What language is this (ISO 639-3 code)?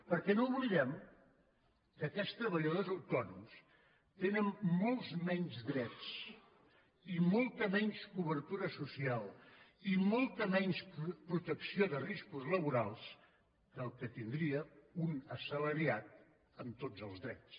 cat